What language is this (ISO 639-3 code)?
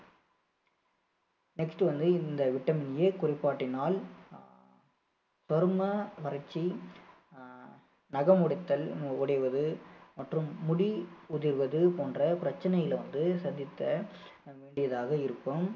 tam